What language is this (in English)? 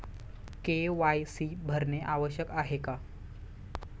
Marathi